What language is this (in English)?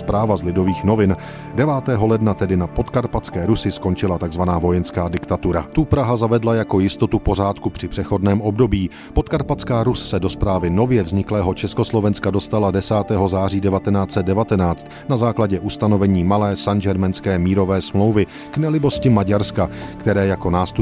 Czech